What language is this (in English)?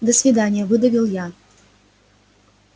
Russian